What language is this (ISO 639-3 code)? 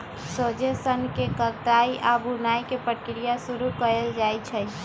mag